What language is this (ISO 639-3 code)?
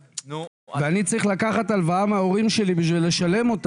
heb